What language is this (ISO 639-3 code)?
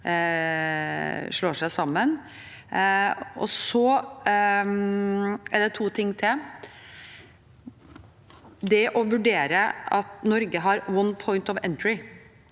nor